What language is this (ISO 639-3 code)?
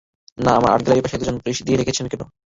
ben